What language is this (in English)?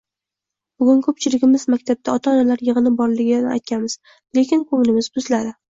Uzbek